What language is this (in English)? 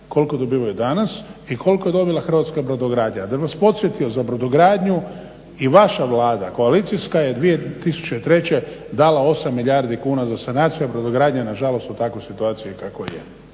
Croatian